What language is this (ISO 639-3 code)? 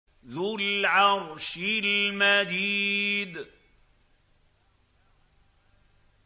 ara